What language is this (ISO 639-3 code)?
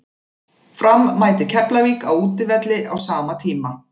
isl